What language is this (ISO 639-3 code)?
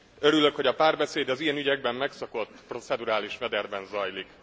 hun